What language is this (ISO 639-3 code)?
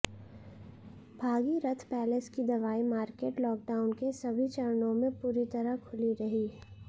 hin